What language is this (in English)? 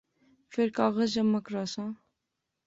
Pahari-Potwari